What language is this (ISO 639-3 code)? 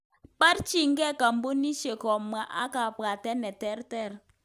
kln